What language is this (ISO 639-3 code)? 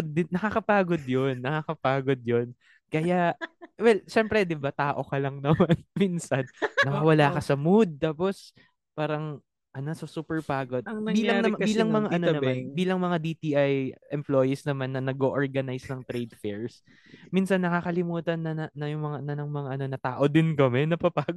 fil